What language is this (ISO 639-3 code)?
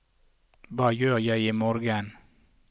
nor